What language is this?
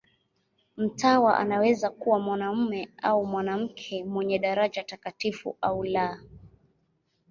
Swahili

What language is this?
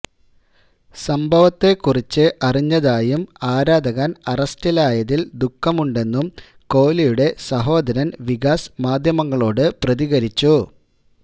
Malayalam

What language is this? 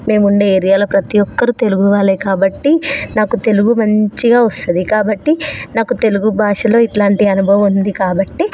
Telugu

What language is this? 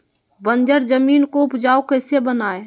Magahi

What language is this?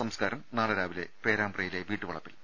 Malayalam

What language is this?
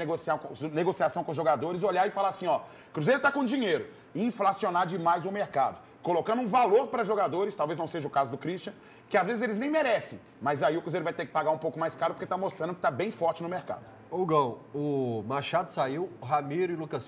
Portuguese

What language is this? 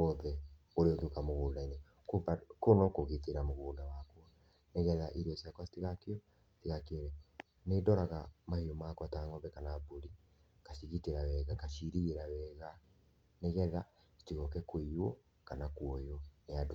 Kikuyu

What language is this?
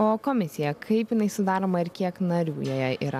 Lithuanian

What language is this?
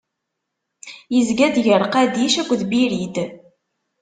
Kabyle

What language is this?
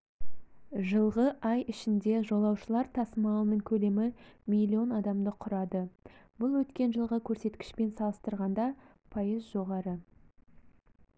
Kazakh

